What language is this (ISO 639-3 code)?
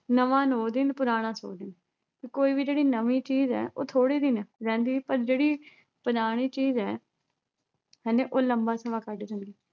pan